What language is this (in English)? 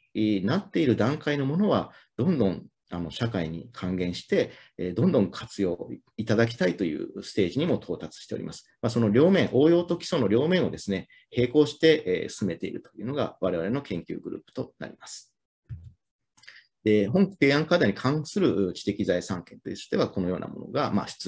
Japanese